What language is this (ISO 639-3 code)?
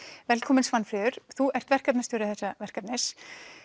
isl